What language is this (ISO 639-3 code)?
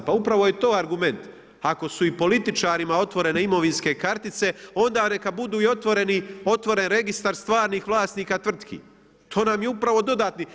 hrv